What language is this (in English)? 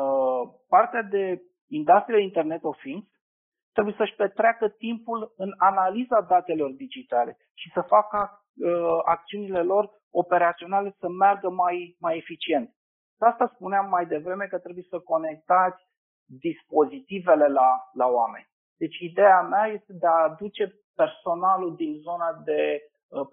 Romanian